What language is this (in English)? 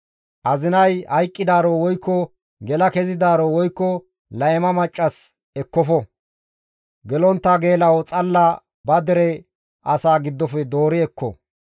Gamo